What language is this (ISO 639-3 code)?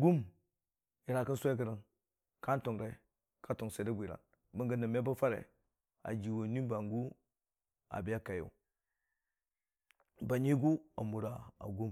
cfa